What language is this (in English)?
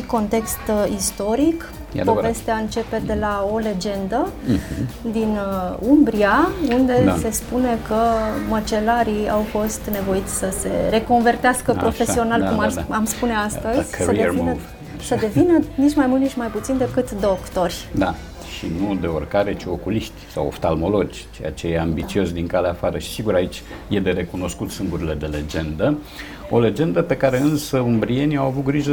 Romanian